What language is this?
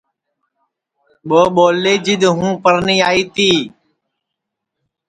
Sansi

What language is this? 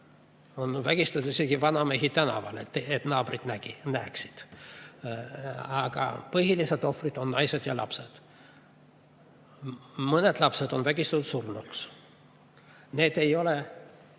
Estonian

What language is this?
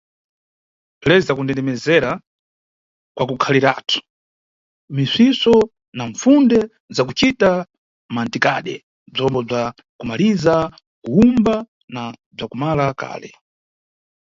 Nyungwe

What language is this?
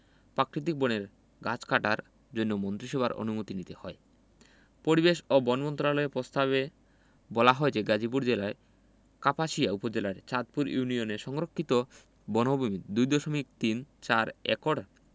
Bangla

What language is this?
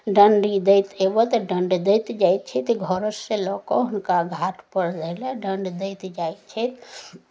Maithili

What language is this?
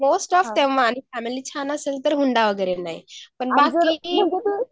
Marathi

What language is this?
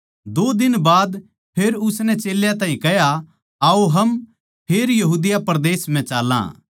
Haryanvi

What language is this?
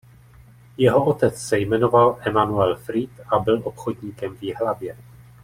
Czech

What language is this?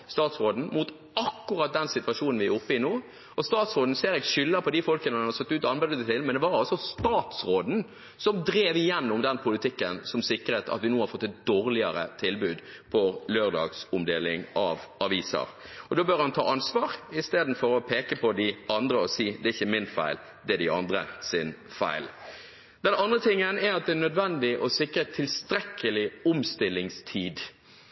Norwegian Bokmål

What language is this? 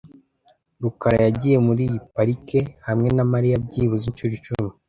Kinyarwanda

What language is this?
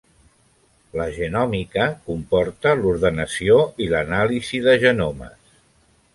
Catalan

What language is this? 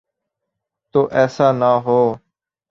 Urdu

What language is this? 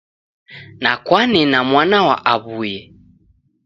Taita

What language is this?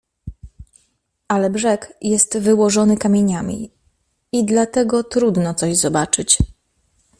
Polish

